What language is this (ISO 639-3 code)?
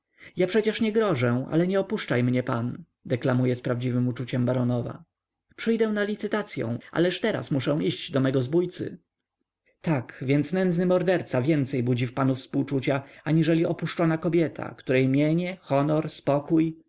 pol